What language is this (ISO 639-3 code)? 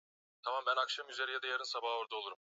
swa